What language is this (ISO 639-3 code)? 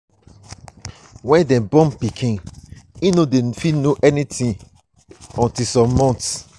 pcm